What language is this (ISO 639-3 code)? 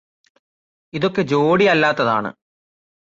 mal